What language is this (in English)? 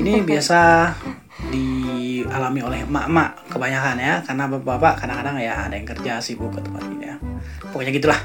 Indonesian